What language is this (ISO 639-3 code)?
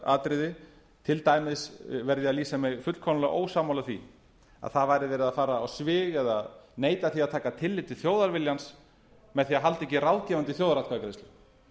isl